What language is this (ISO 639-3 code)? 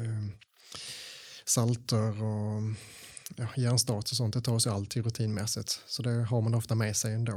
swe